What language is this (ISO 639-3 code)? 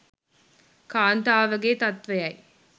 sin